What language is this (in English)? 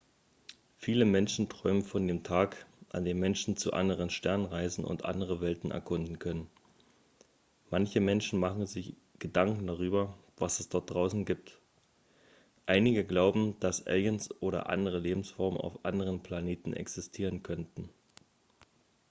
German